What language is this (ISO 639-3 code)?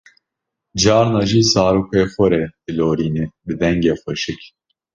kur